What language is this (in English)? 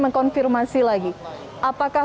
Indonesian